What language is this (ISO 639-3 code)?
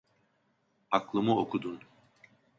tur